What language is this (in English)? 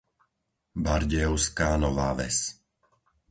Slovak